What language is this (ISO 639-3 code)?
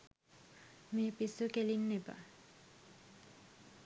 sin